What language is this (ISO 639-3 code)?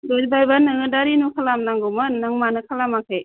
brx